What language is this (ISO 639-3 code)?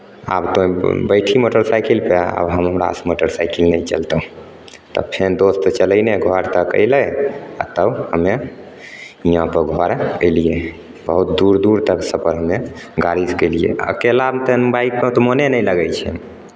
mai